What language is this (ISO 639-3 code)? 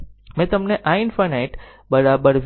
guj